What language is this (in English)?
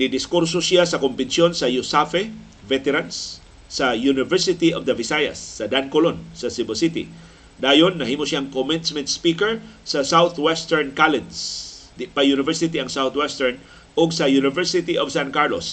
Filipino